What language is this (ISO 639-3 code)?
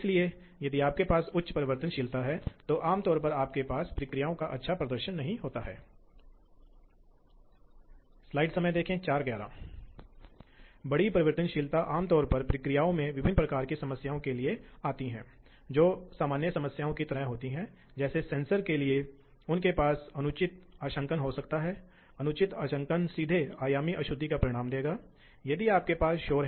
hin